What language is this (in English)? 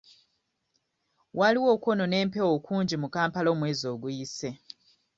Ganda